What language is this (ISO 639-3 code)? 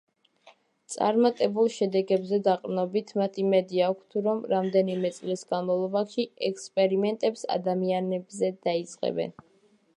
kat